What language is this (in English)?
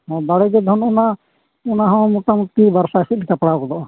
Santali